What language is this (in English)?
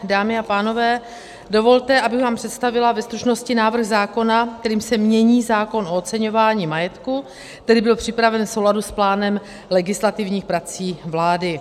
Czech